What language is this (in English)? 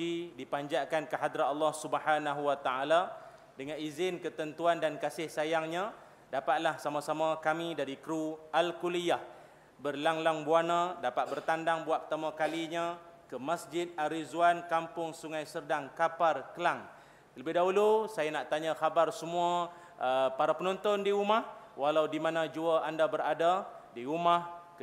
Malay